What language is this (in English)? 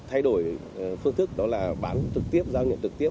Vietnamese